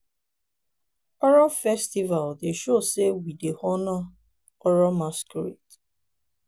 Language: Nigerian Pidgin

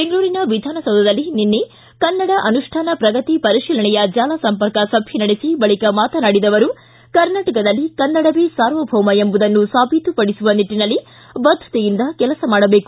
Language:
Kannada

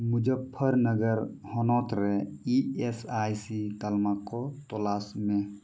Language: Santali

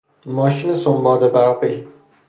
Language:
Persian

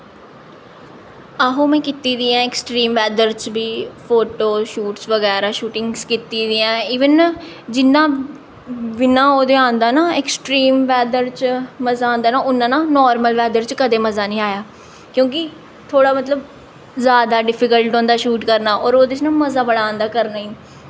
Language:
Dogri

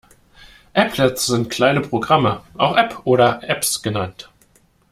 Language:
German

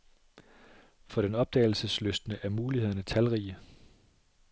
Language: Danish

